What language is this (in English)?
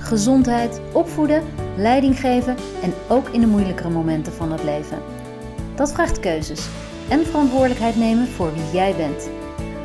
Dutch